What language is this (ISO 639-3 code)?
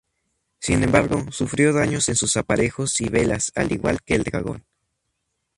spa